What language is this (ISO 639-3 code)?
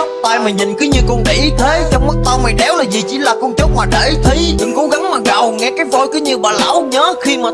vie